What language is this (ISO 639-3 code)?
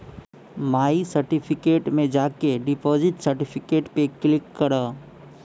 bho